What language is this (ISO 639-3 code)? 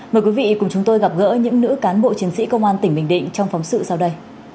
vie